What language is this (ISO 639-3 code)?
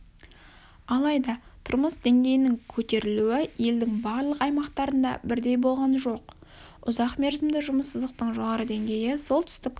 kaz